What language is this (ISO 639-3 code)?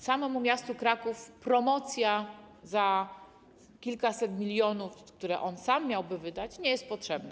pol